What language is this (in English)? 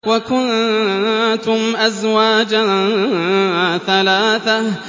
Arabic